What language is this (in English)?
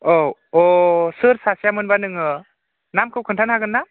Bodo